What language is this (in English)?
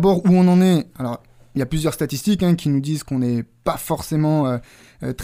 French